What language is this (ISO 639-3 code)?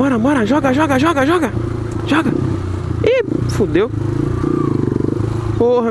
por